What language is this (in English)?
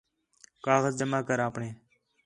Khetrani